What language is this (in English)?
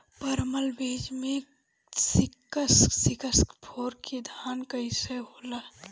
Bhojpuri